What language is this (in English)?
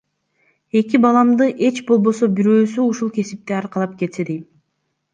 Kyrgyz